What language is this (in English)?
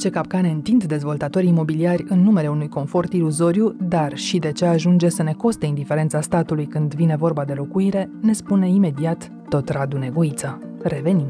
Romanian